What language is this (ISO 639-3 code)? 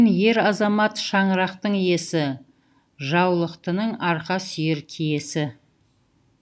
kaz